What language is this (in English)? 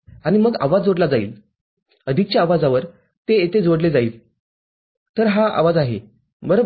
Marathi